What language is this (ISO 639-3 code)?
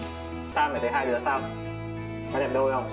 vie